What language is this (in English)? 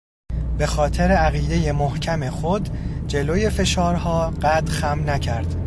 Persian